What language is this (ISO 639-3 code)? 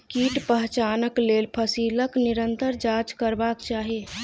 mai